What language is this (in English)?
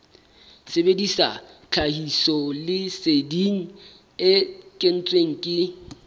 Southern Sotho